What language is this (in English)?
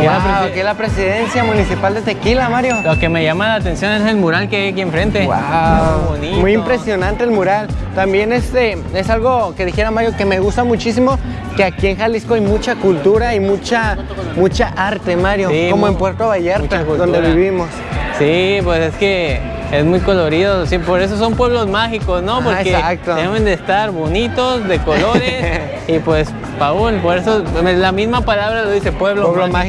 Spanish